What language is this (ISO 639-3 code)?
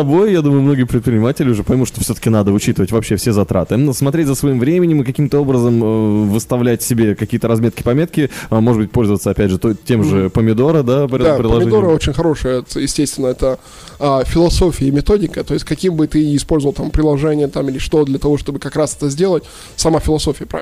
rus